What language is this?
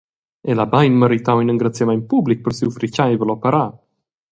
Romansh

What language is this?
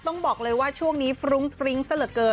Thai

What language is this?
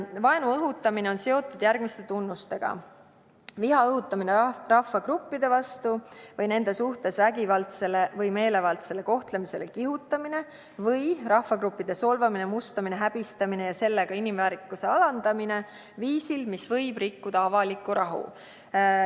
Estonian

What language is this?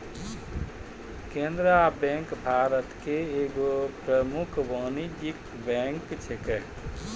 Maithili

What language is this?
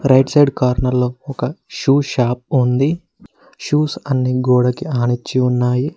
Telugu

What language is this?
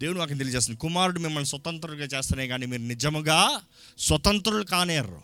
Telugu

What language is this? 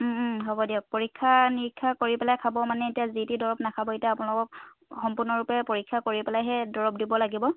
Assamese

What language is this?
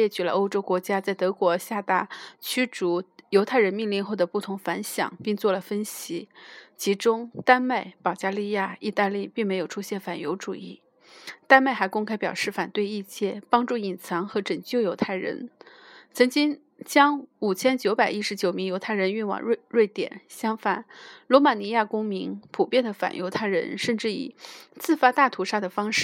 Chinese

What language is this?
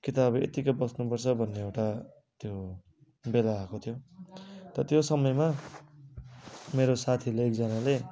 Nepali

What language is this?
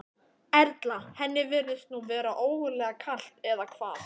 Icelandic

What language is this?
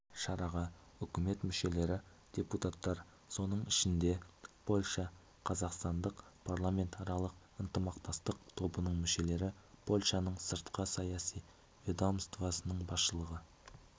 Kazakh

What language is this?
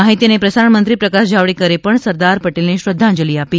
Gujarati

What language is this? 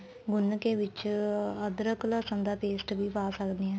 Punjabi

